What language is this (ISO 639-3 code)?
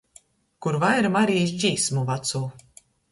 ltg